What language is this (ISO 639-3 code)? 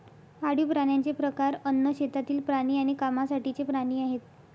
mar